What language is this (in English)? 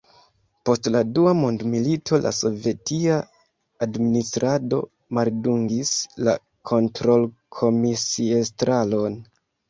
Esperanto